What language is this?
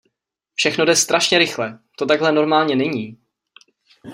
Czech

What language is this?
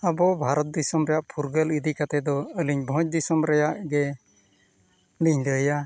Santali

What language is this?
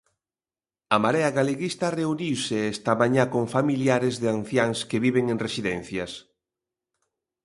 Galician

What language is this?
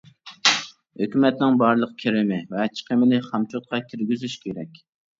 Uyghur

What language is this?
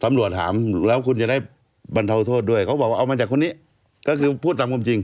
Thai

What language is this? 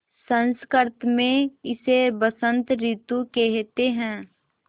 Hindi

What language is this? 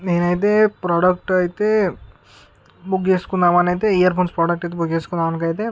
Telugu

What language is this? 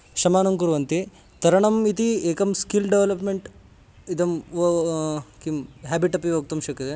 Sanskrit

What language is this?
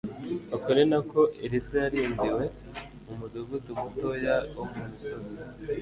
Kinyarwanda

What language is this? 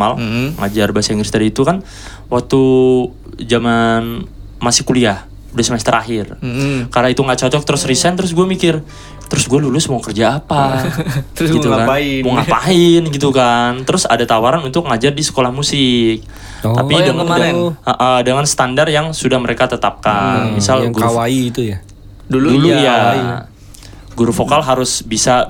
Indonesian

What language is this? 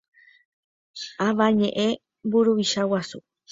Guarani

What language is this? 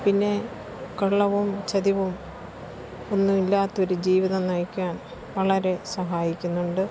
Malayalam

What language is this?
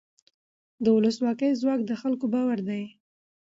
Pashto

